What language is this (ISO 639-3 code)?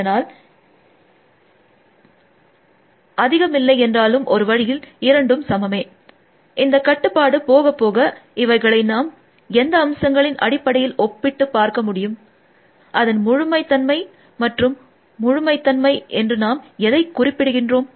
tam